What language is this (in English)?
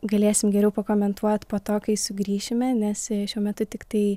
Lithuanian